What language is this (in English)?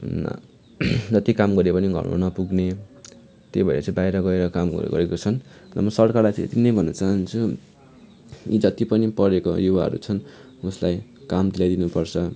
Nepali